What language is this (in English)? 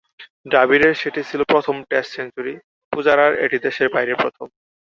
Bangla